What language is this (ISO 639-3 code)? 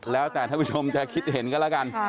tha